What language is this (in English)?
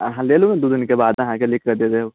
Maithili